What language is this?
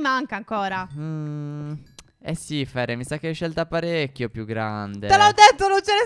Italian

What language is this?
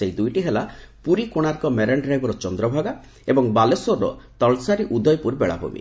Odia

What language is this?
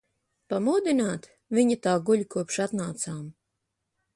Latvian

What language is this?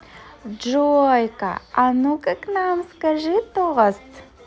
Russian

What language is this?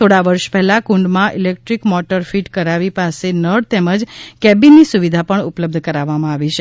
Gujarati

